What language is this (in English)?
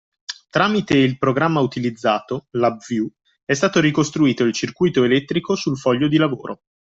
Italian